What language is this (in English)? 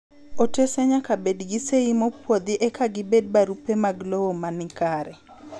Luo (Kenya and Tanzania)